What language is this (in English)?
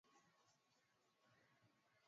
Swahili